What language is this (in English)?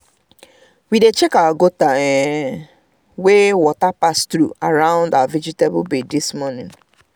Nigerian Pidgin